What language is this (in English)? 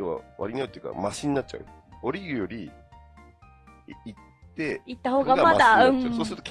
Japanese